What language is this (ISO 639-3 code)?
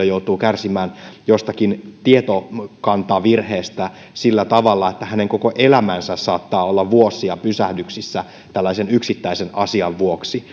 fin